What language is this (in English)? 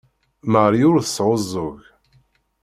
Kabyle